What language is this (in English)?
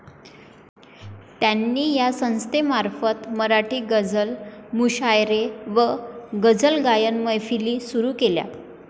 Marathi